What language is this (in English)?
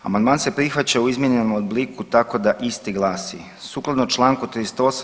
Croatian